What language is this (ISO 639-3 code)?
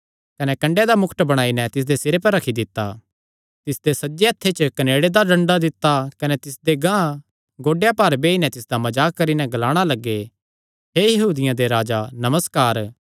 xnr